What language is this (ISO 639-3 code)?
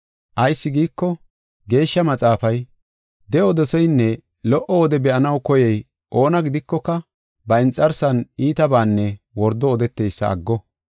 gof